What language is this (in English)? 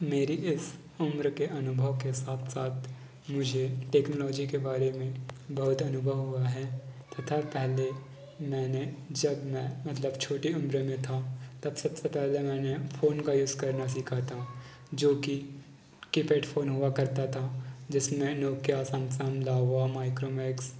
Hindi